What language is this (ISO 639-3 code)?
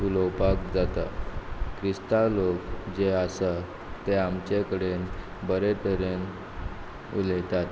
kok